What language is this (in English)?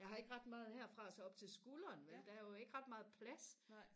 Danish